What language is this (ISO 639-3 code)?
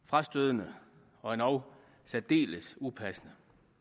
dan